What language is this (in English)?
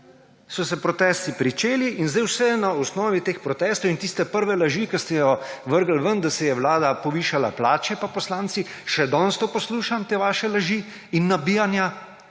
Slovenian